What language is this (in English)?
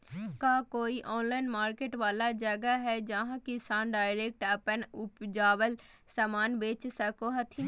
Magahi